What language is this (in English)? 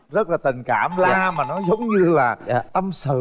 Vietnamese